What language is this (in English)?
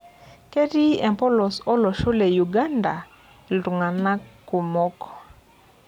Masai